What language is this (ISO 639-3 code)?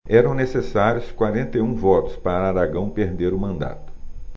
por